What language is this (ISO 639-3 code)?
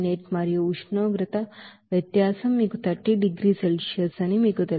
tel